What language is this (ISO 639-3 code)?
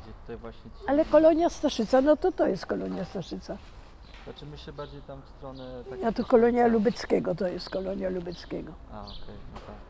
pol